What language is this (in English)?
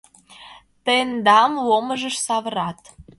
Mari